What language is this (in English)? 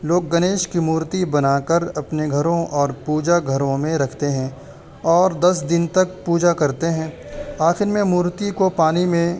Urdu